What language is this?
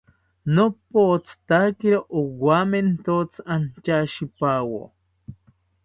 South Ucayali Ashéninka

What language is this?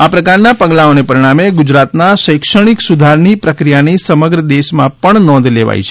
Gujarati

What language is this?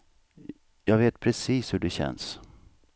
Swedish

